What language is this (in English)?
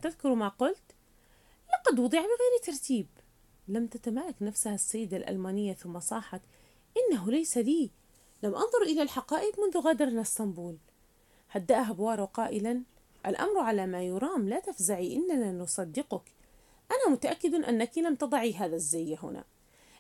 Arabic